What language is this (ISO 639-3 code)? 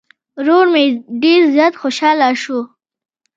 pus